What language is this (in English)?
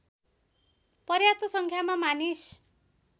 Nepali